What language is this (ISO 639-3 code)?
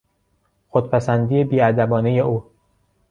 fas